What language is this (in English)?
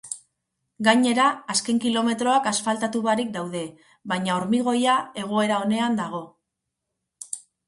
Basque